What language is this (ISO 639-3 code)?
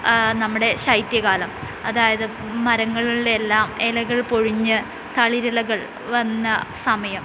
mal